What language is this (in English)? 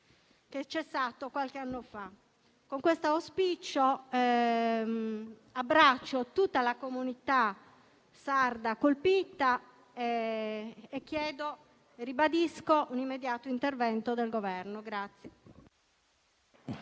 Italian